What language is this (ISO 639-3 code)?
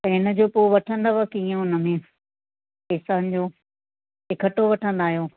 snd